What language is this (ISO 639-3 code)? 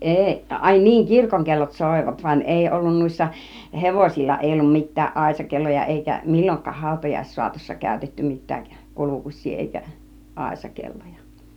fin